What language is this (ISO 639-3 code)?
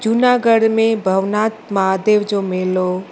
snd